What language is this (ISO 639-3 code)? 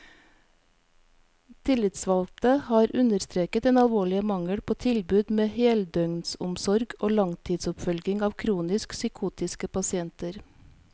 nor